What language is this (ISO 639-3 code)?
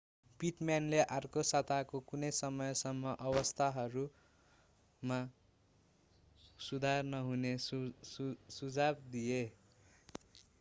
nep